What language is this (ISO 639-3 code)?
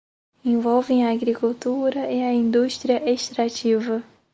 por